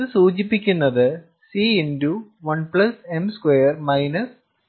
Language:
Malayalam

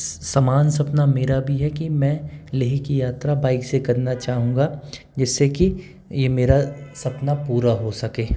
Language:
Hindi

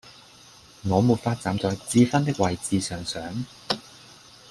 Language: Cantonese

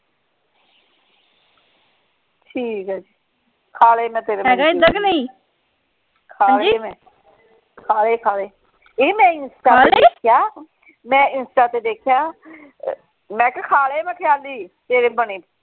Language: Punjabi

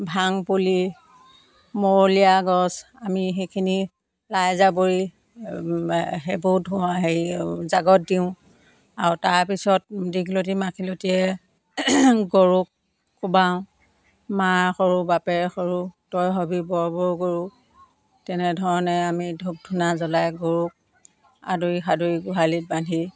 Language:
Assamese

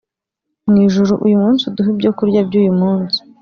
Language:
Kinyarwanda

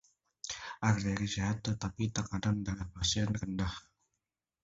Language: Indonesian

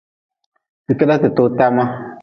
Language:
Nawdm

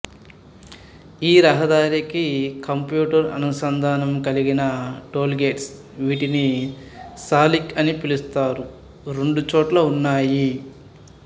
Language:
Telugu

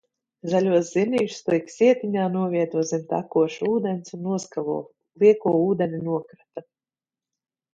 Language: Latvian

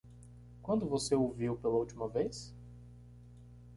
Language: Portuguese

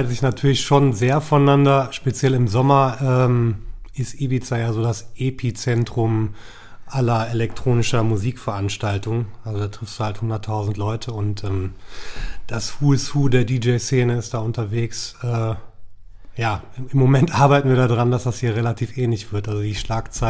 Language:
German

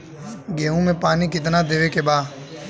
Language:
Bhojpuri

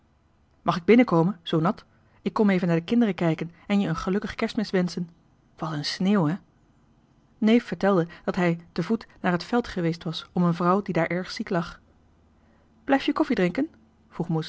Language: Dutch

